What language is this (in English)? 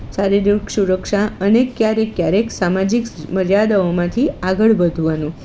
Gujarati